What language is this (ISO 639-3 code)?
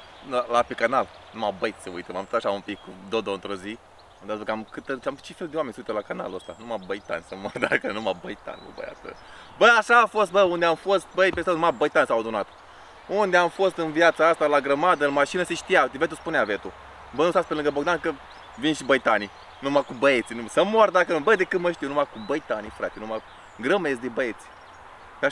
ron